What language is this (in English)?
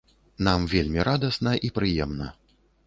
Belarusian